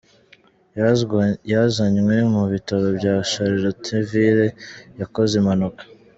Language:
Kinyarwanda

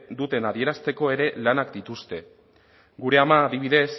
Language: Basque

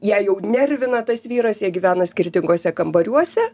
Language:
Lithuanian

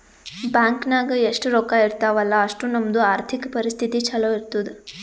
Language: Kannada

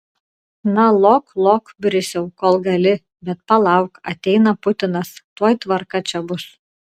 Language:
Lithuanian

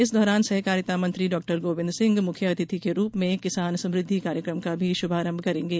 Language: Hindi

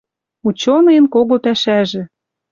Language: Western Mari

